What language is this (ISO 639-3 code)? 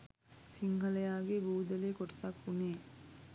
sin